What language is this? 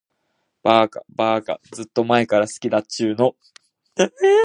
Japanese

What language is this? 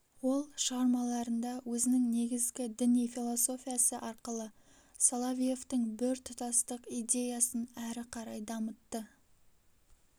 Kazakh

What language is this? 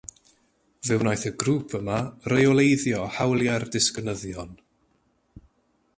Welsh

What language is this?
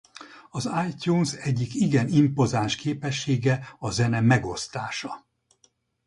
Hungarian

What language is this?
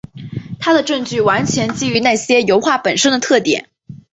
Chinese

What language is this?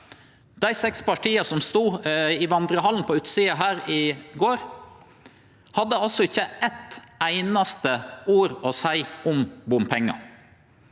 Norwegian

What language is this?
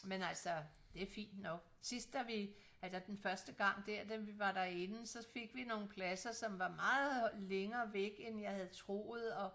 Danish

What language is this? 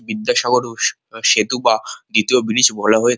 Bangla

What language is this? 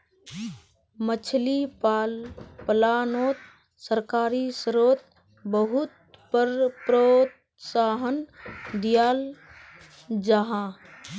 Magahi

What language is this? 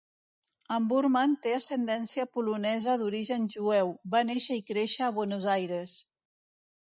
Catalan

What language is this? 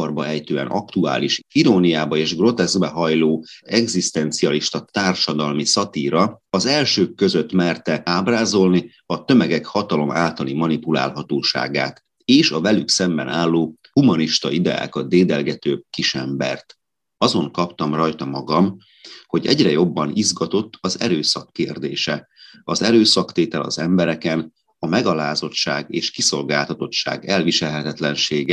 Hungarian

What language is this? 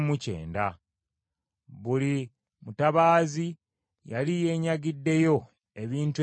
Ganda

